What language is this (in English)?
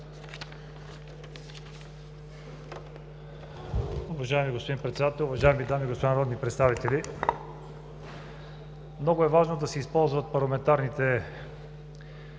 Bulgarian